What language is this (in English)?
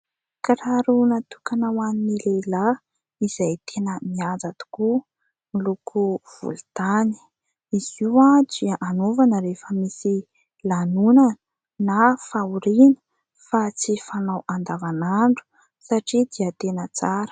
Malagasy